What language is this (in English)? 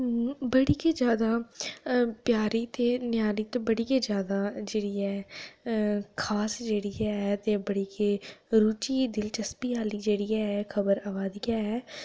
Dogri